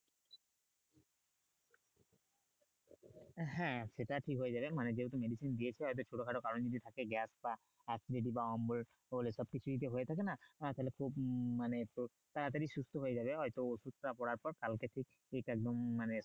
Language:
Bangla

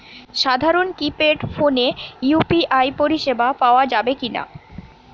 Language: Bangla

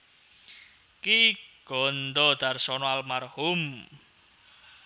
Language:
Javanese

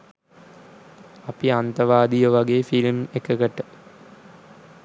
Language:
Sinhala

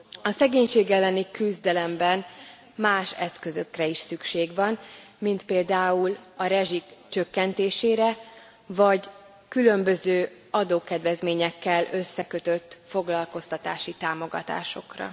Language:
Hungarian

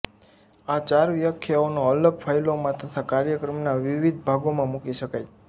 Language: Gujarati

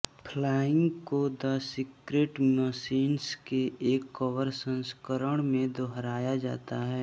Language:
Hindi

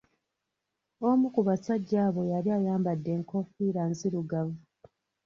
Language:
Ganda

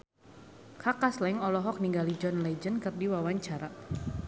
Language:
Sundanese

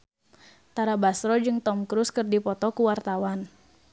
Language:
Sundanese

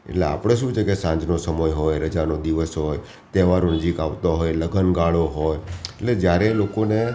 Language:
Gujarati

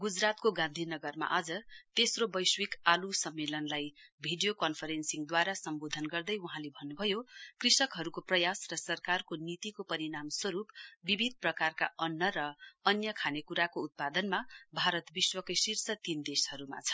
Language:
Nepali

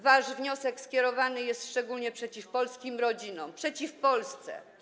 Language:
Polish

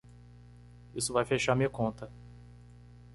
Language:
Portuguese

